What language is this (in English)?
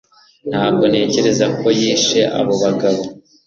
Kinyarwanda